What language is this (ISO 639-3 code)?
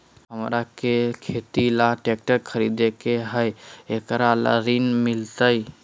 mag